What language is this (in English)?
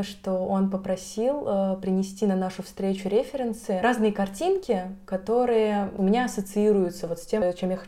Russian